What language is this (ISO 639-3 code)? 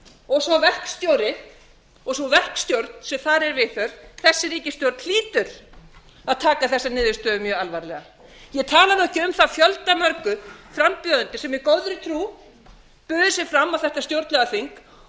isl